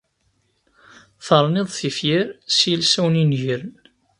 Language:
Kabyle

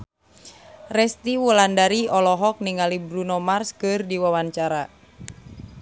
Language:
Sundanese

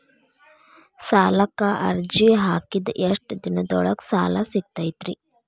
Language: Kannada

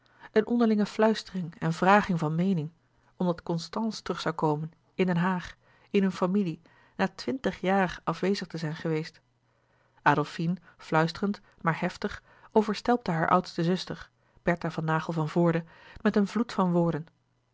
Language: Dutch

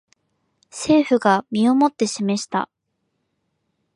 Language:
Japanese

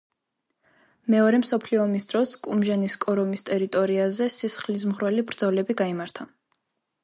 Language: Georgian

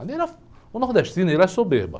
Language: Portuguese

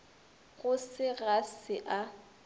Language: Northern Sotho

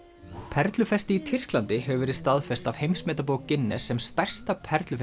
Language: Icelandic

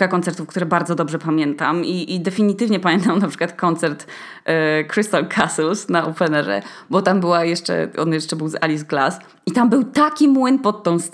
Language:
Polish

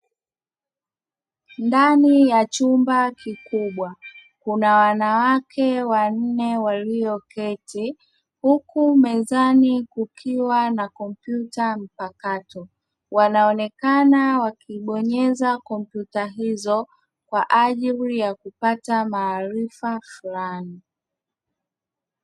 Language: Swahili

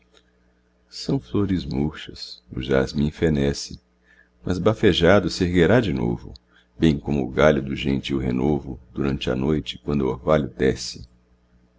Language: Portuguese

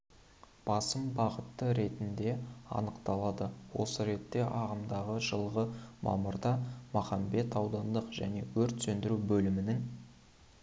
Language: Kazakh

